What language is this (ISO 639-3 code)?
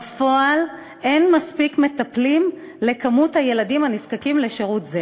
heb